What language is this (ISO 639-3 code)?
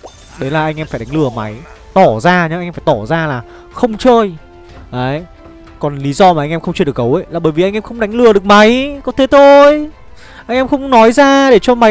vie